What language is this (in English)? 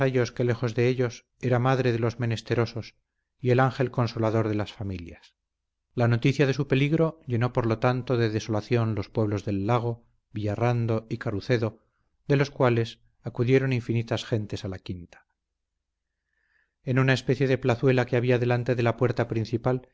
Spanish